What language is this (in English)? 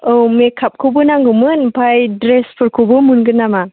Bodo